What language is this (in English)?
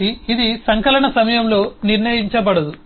Telugu